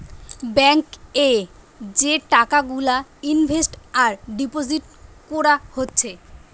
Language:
Bangla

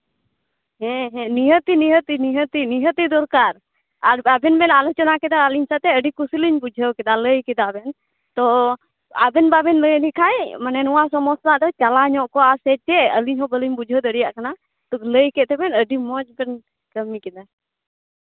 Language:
Santali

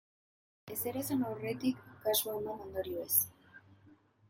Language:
Basque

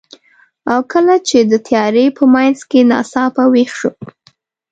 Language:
Pashto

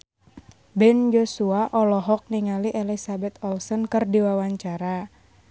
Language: Sundanese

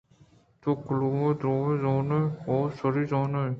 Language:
Eastern Balochi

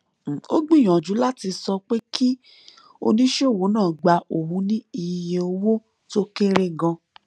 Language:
Yoruba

